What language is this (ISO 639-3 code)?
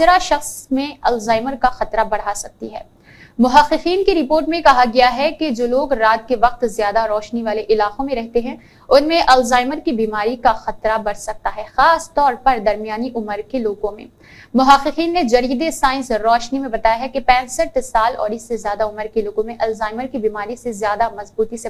hin